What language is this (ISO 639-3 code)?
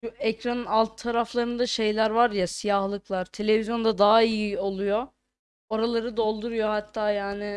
tur